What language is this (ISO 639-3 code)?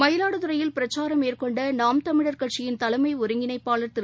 tam